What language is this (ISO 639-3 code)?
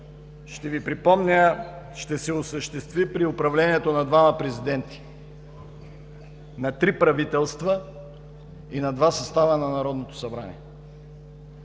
bul